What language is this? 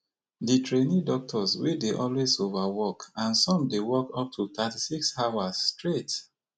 Nigerian Pidgin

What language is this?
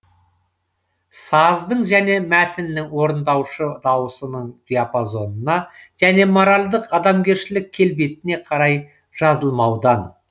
Kazakh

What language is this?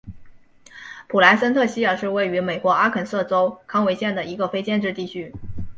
Chinese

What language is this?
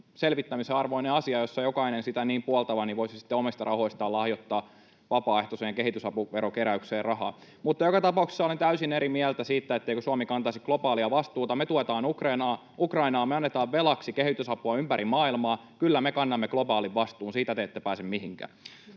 Finnish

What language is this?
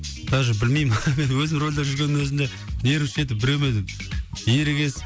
Kazakh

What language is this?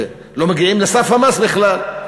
Hebrew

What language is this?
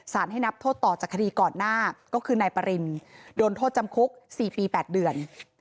Thai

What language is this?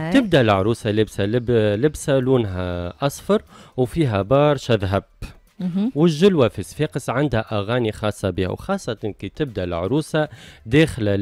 Arabic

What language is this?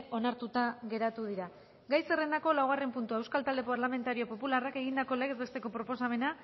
Basque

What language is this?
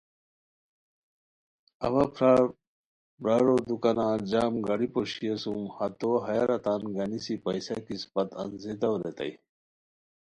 Khowar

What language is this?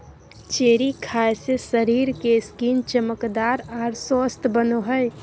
Magahi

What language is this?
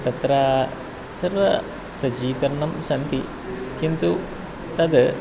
Sanskrit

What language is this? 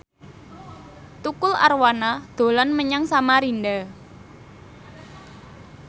Javanese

